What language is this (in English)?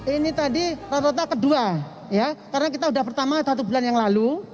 Indonesian